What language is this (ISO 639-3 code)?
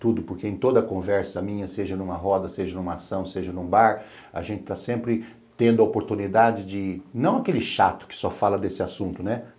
por